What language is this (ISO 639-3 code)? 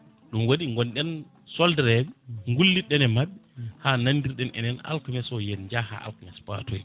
ful